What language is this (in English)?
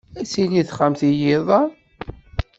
Kabyle